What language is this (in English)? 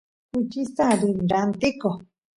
Santiago del Estero Quichua